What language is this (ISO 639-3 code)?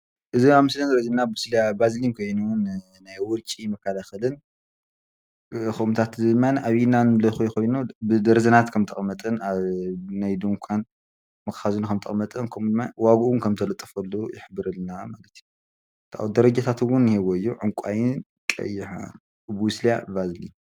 tir